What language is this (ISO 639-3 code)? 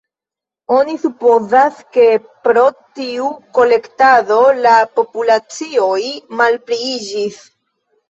epo